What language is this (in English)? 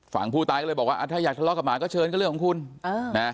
Thai